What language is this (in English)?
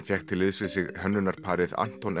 Icelandic